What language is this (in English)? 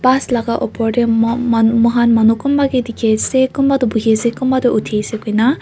Naga Pidgin